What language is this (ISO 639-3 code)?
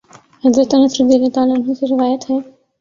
urd